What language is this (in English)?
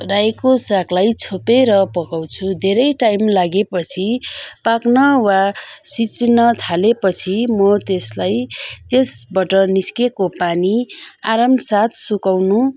Nepali